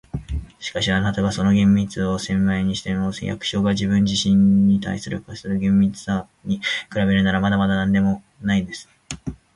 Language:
Japanese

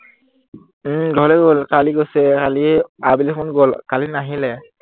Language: Assamese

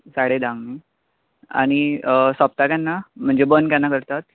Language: Konkani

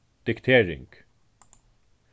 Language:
Faroese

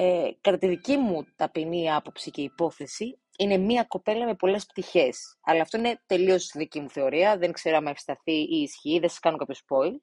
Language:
Greek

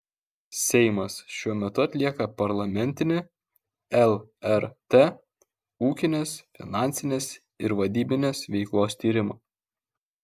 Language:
Lithuanian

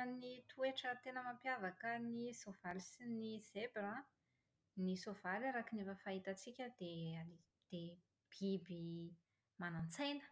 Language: Malagasy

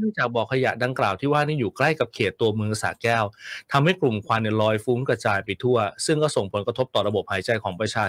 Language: Thai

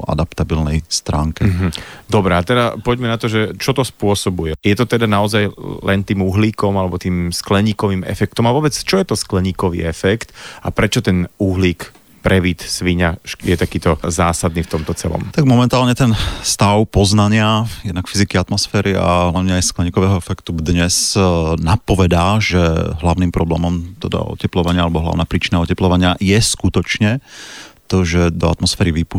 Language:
Slovak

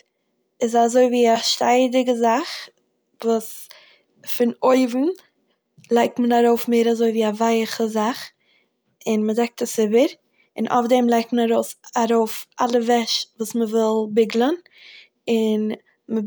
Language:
Yiddish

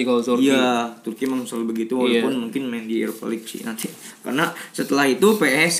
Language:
Indonesian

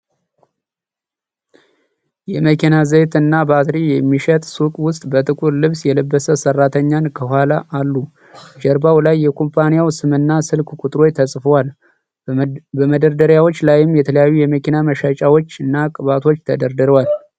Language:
Amharic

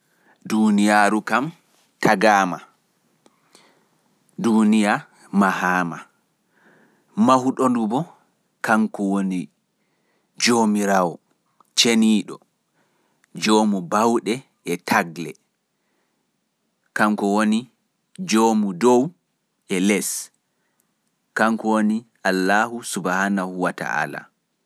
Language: Fula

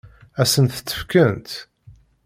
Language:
Kabyle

